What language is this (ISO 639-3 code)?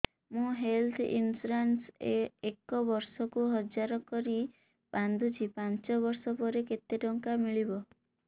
ori